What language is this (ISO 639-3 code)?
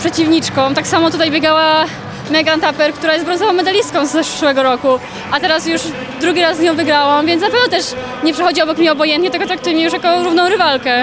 pol